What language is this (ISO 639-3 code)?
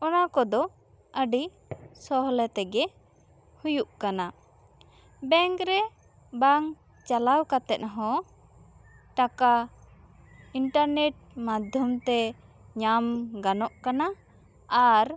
sat